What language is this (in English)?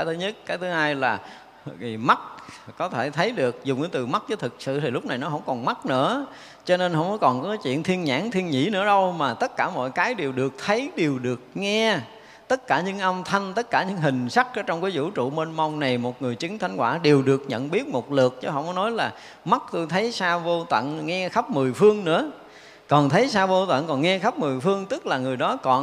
Vietnamese